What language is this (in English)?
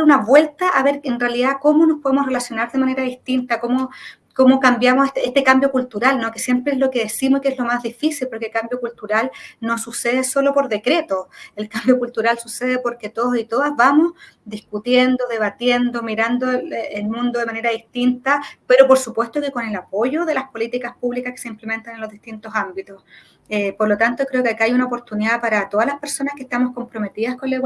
Spanish